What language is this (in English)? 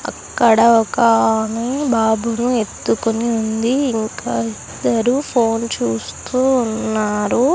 Telugu